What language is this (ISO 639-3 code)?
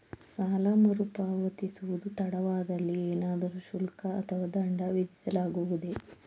kan